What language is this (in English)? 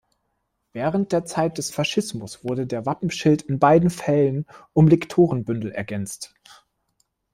German